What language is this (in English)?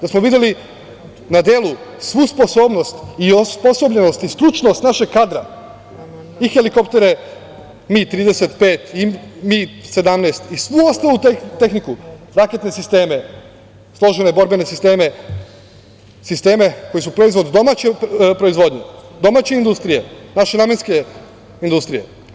Serbian